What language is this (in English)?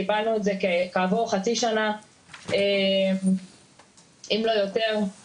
Hebrew